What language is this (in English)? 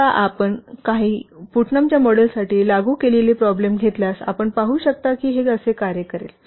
Marathi